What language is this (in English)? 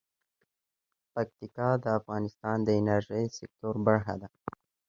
Pashto